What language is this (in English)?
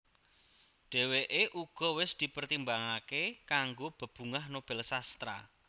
Javanese